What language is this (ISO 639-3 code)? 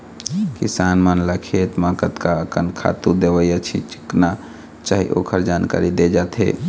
hne